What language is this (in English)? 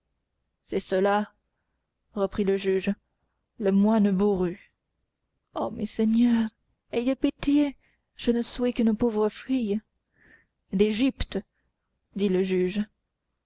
French